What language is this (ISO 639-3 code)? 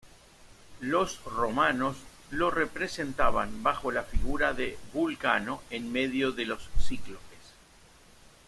spa